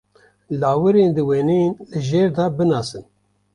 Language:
Kurdish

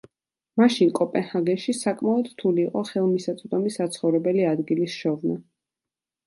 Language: Georgian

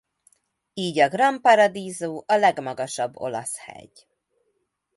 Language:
Hungarian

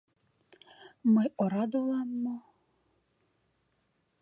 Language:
Mari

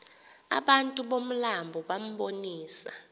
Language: Xhosa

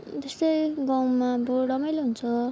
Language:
Nepali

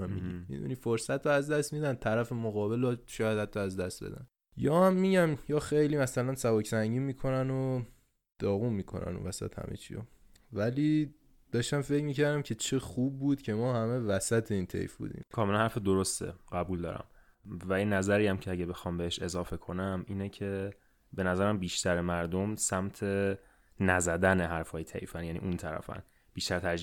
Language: Persian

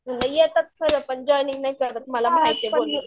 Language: Marathi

